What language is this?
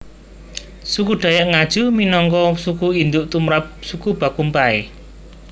Javanese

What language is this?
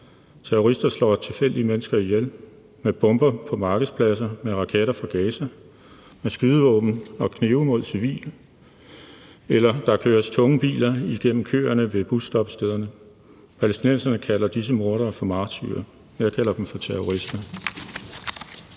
Danish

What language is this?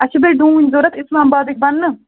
Kashmiri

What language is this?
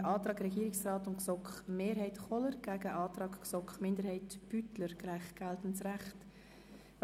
Swiss German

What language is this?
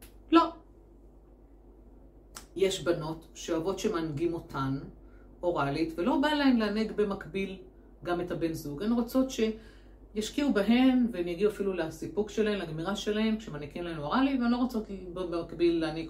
Hebrew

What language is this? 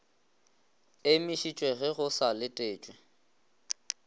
Northern Sotho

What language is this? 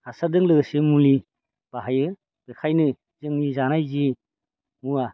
Bodo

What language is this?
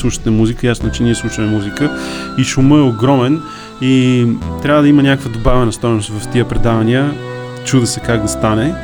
Bulgarian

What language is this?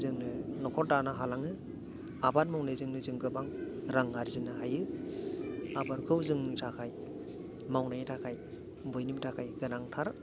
Bodo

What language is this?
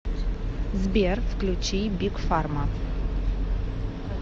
Russian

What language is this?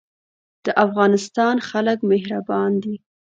Pashto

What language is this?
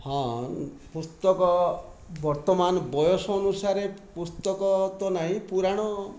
Odia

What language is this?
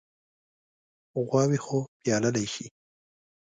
Pashto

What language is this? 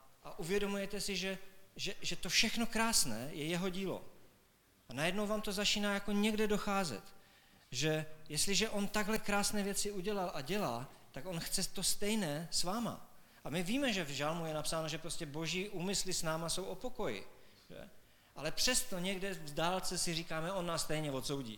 Czech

